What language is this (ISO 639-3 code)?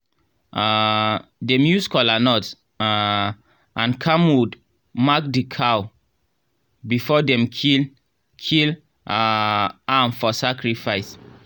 pcm